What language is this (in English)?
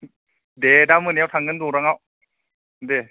Bodo